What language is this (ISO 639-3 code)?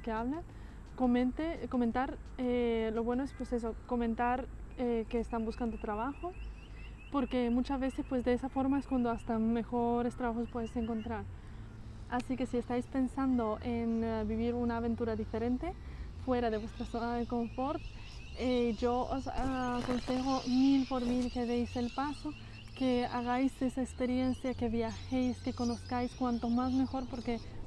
spa